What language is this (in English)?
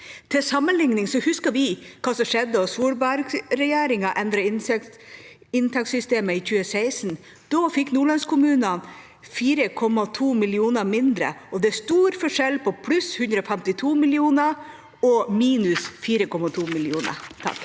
Norwegian